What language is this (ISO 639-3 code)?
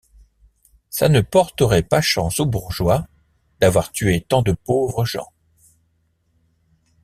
fra